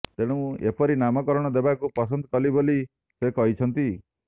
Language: Odia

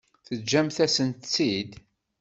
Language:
Kabyle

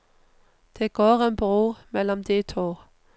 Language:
Norwegian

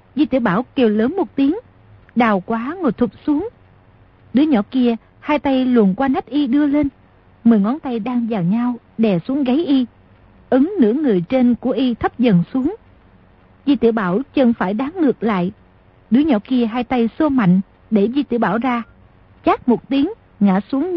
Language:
Vietnamese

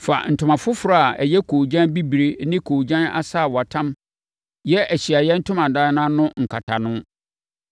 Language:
Akan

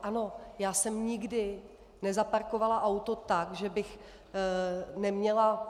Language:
Czech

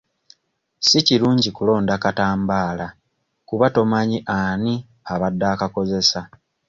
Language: Ganda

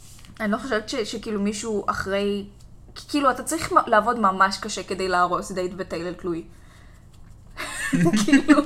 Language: Hebrew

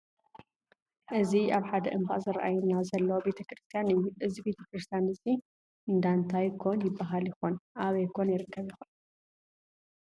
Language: Tigrinya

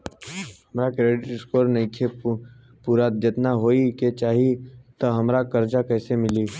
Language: Bhojpuri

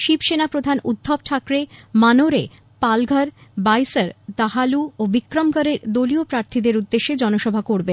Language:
Bangla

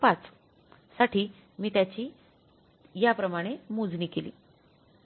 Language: Marathi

